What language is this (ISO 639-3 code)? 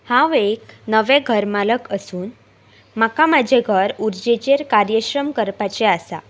kok